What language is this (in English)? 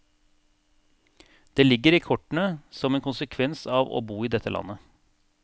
Norwegian